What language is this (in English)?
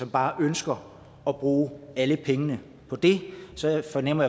Danish